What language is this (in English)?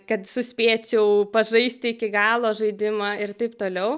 Lithuanian